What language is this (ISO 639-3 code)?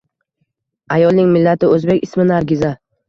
uzb